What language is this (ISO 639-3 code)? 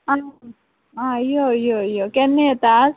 kok